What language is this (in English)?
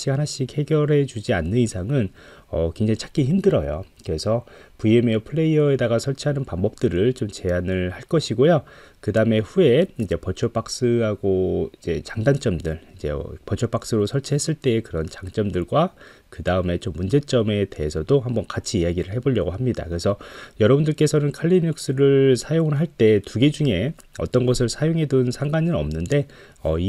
Korean